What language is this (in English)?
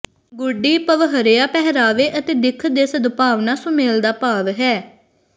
Punjabi